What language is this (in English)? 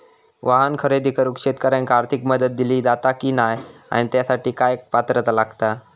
Marathi